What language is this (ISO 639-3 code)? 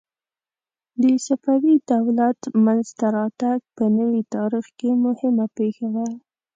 pus